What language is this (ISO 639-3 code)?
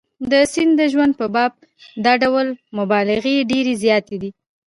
pus